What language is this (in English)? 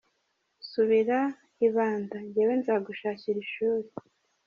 Kinyarwanda